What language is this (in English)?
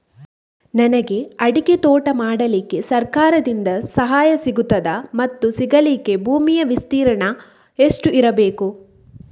Kannada